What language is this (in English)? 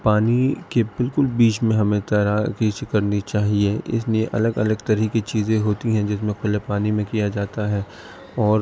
Urdu